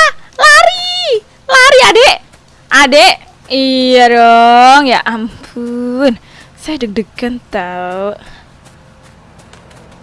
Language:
Indonesian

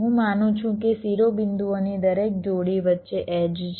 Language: Gujarati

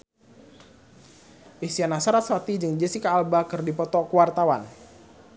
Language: Sundanese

